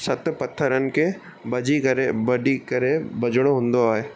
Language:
Sindhi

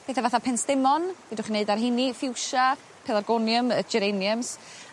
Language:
Welsh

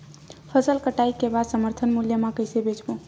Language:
Chhattisgarhi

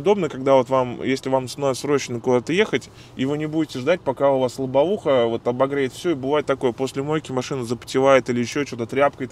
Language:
Russian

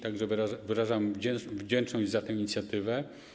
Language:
Polish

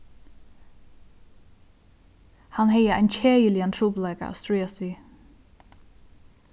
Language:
Faroese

